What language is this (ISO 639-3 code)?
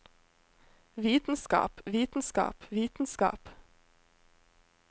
nor